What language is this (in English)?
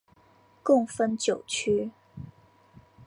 Chinese